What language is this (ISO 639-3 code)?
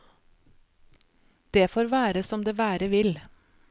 nor